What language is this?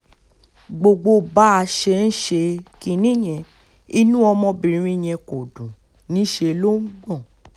Yoruba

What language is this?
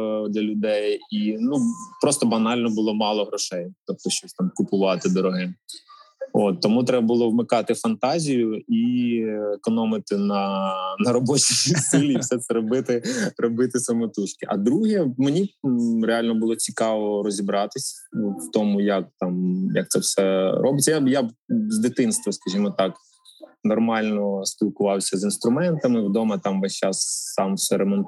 Ukrainian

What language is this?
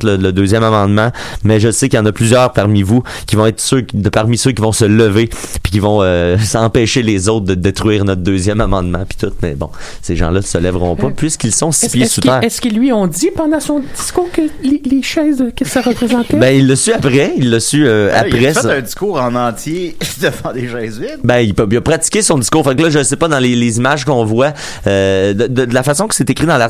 French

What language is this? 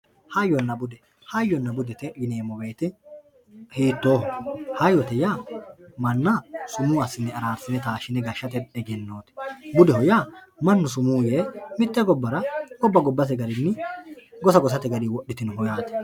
Sidamo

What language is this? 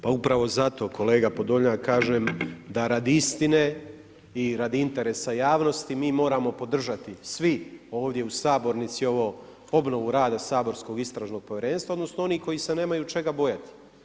Croatian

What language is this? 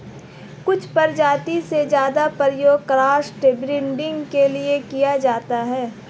Hindi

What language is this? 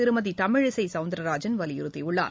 Tamil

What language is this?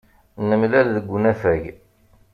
Kabyle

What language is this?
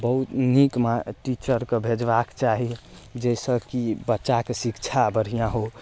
Maithili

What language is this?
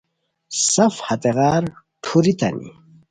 Khowar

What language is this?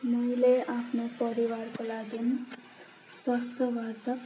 Nepali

